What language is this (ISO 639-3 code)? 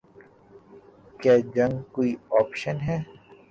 urd